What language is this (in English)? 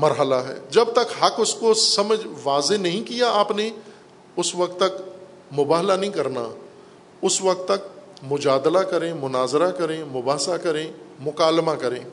Urdu